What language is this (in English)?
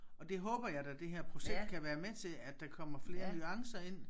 Danish